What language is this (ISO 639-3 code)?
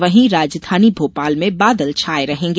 hin